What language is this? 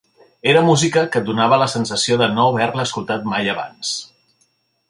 Catalan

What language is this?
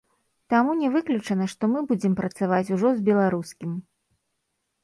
Belarusian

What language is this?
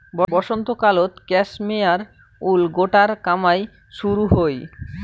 Bangla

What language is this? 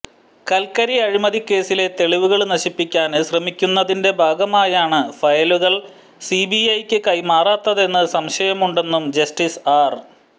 Malayalam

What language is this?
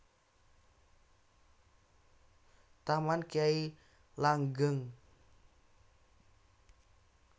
Javanese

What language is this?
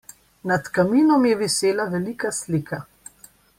Slovenian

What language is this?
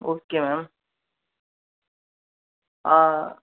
Tamil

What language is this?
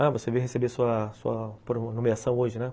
Portuguese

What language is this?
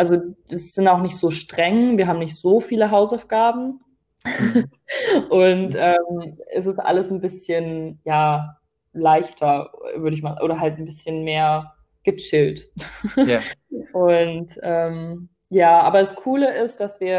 German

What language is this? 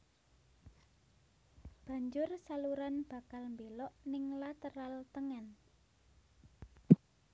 Javanese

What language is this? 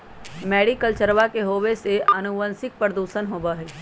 Magahi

